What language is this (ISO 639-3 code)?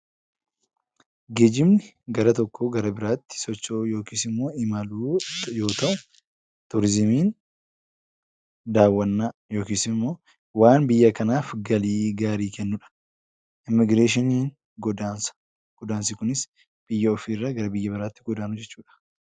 orm